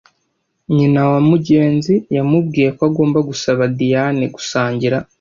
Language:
Kinyarwanda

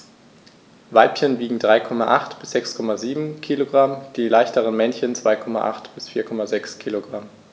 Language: German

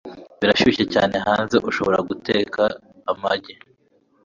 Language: Kinyarwanda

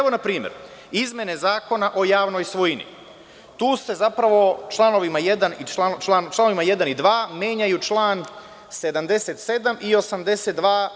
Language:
Serbian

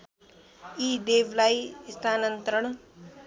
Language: Nepali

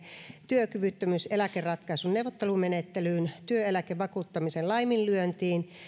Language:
Finnish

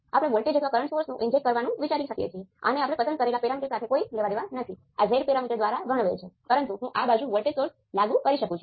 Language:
Gujarati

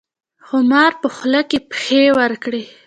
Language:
Pashto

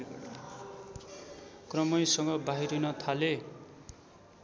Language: Nepali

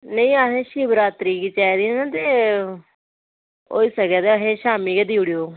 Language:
Dogri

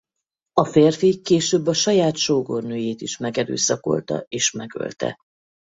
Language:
Hungarian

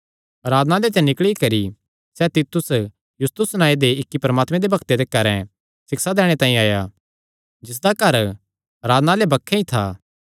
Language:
Kangri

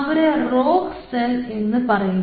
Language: Malayalam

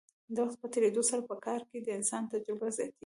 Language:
Pashto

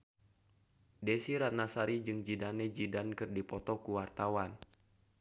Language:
Sundanese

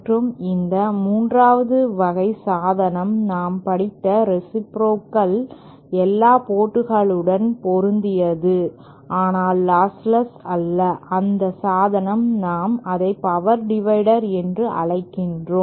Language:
Tamil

